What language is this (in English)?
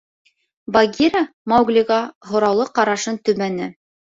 Bashkir